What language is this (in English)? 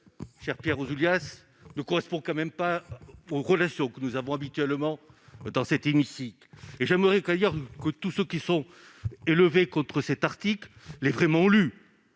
French